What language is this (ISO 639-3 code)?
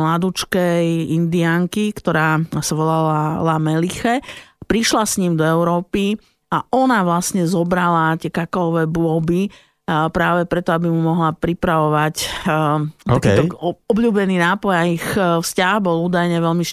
slk